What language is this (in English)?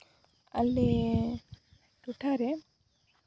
Santali